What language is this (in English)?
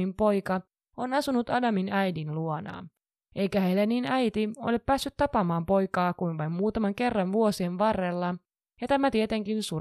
Finnish